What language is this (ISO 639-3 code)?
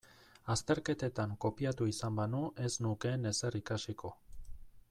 eus